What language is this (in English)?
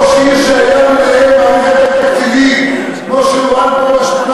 Hebrew